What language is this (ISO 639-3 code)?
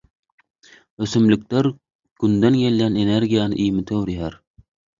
tuk